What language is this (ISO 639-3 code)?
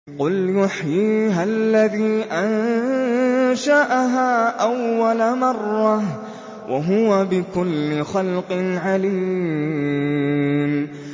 ara